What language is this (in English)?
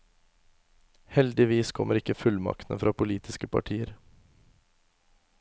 Norwegian